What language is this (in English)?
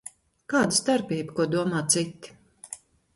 Latvian